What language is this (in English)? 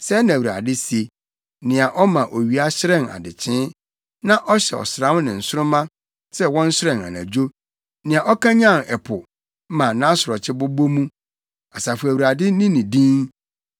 Akan